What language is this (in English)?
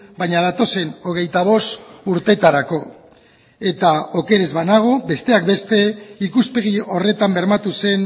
Basque